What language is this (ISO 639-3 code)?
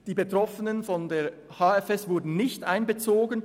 gsw